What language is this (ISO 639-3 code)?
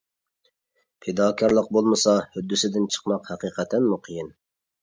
uig